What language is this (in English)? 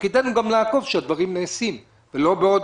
Hebrew